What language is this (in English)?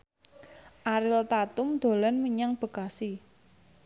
Javanese